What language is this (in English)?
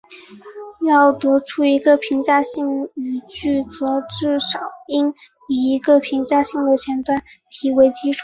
Chinese